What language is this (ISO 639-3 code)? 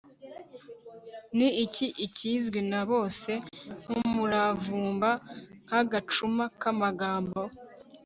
kin